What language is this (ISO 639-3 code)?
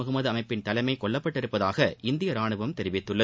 tam